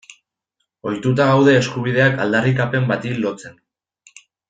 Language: Basque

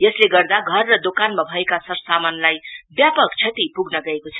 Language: Nepali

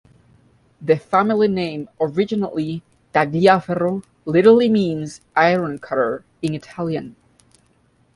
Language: English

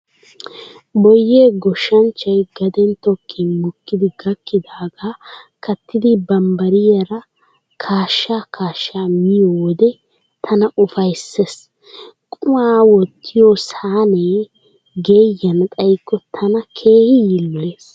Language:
Wolaytta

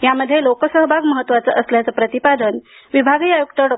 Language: Marathi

